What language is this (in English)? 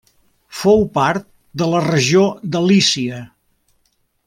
Catalan